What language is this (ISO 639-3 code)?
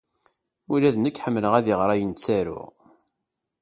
kab